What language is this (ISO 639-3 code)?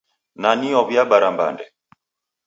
dav